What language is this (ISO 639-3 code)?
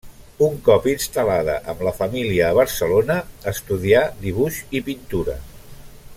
cat